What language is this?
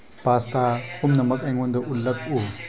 Manipuri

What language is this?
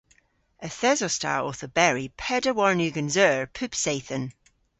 Cornish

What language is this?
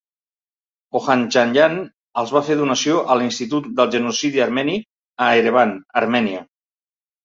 Catalan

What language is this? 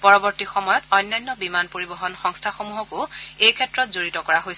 Assamese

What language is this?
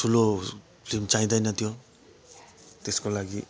Nepali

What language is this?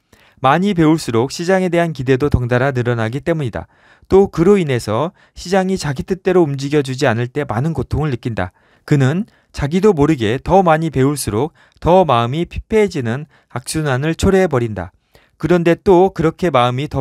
Korean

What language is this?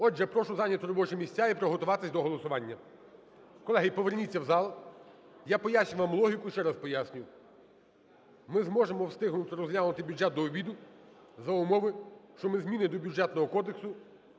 Ukrainian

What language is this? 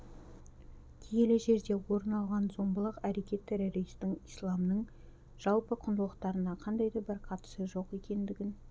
Kazakh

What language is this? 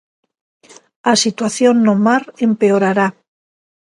Galician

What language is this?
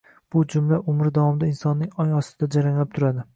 Uzbek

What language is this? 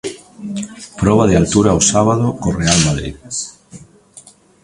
Galician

